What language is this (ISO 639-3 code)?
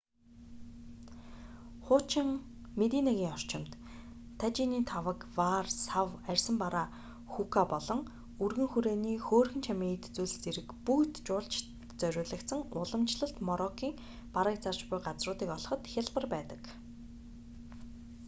mon